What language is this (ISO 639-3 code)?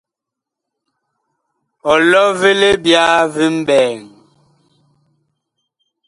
bkh